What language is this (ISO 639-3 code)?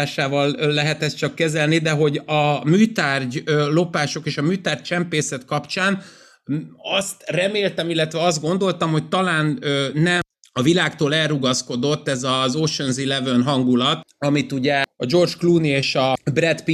hun